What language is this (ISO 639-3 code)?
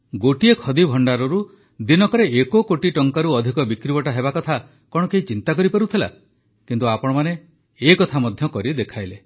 ori